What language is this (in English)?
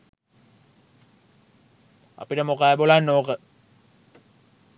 Sinhala